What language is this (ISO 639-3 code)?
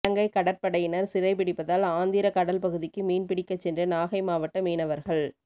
tam